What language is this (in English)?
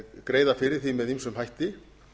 Icelandic